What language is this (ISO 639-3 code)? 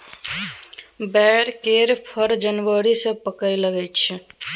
mai